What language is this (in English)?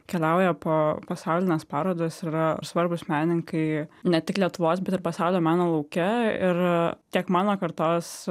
Lithuanian